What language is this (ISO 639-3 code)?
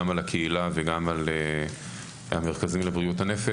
heb